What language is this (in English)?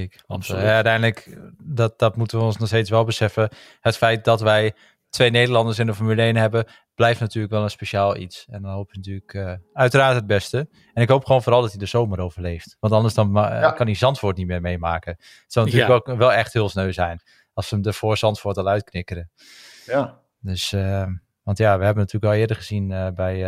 Dutch